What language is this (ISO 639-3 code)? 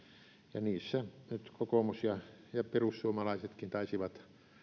fin